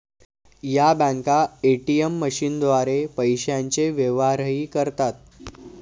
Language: Marathi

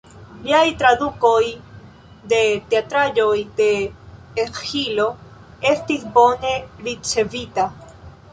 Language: Esperanto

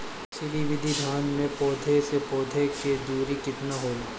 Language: Bhojpuri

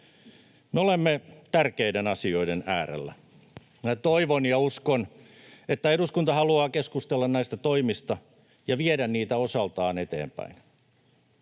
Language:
Finnish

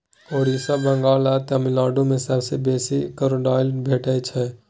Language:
Maithili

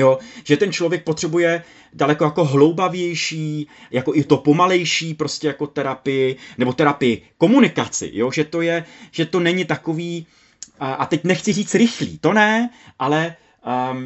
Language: Czech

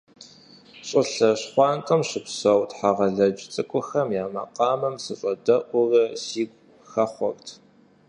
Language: Kabardian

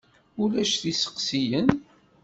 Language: Kabyle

